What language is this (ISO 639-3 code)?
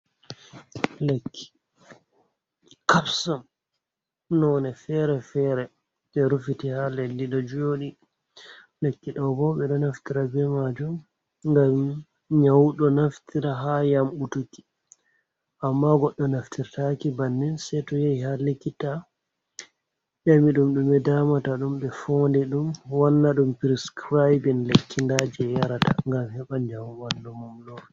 ful